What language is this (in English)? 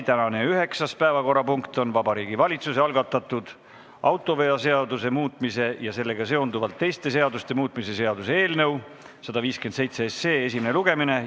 Estonian